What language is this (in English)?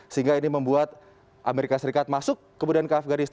Indonesian